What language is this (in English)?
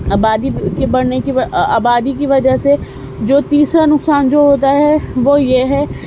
Urdu